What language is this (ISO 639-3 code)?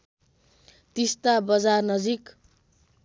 nep